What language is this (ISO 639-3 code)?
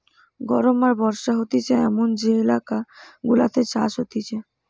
ben